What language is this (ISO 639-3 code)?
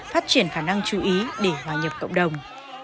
vie